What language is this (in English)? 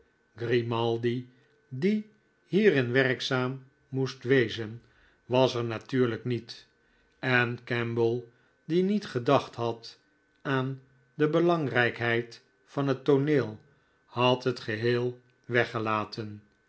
Dutch